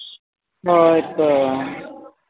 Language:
Santali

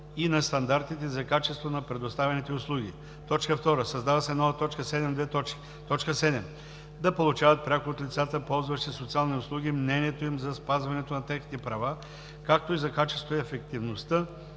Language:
Bulgarian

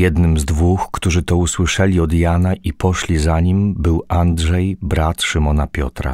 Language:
Polish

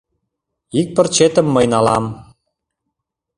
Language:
Mari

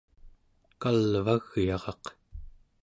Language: Central Yupik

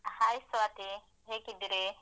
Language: Kannada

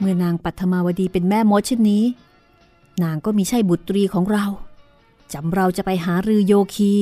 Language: Thai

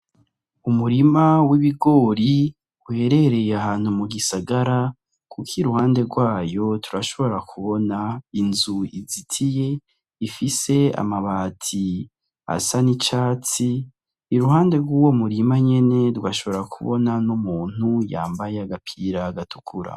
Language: Rundi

